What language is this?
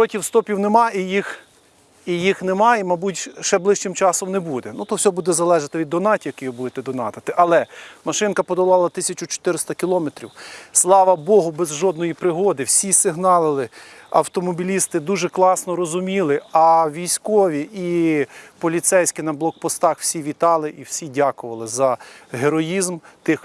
Ukrainian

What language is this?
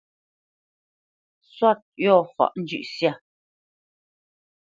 Bamenyam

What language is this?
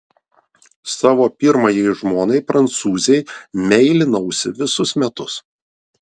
Lithuanian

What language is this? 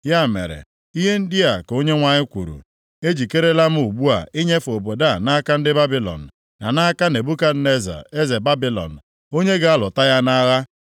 Igbo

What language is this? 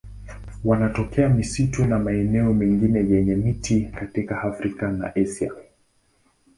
Swahili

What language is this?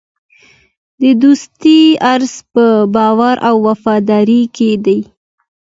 Pashto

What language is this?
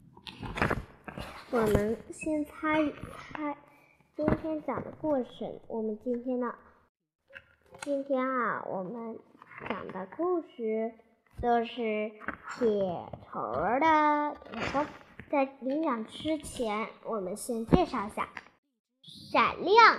Chinese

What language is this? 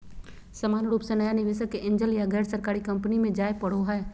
Magahi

